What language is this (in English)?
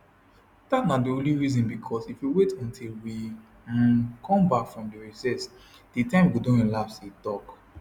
Nigerian Pidgin